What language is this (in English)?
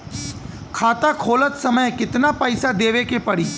Bhojpuri